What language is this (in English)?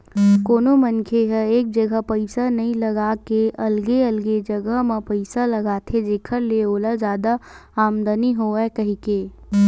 Chhattisgarhi